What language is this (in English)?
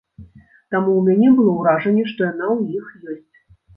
Belarusian